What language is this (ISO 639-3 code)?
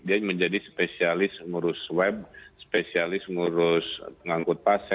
ind